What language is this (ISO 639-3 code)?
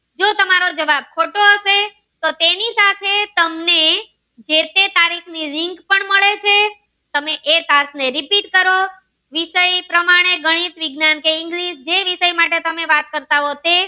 guj